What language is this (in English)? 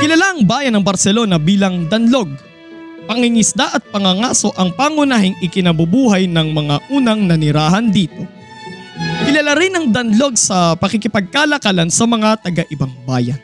Filipino